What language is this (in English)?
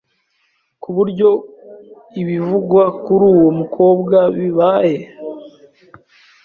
Kinyarwanda